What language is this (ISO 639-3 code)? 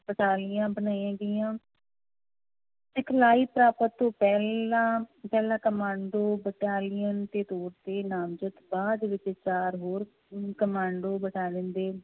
pan